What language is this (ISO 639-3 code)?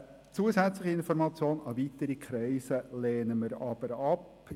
gsw